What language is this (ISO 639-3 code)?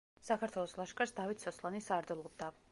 kat